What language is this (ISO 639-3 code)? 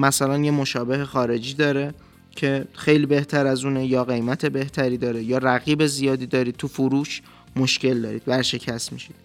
fas